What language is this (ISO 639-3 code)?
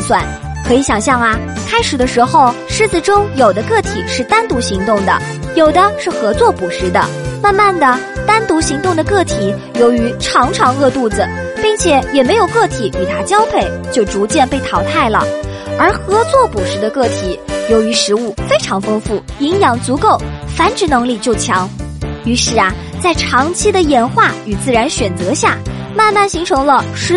zho